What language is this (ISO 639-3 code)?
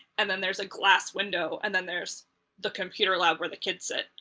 eng